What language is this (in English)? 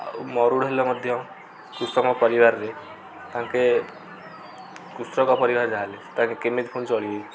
Odia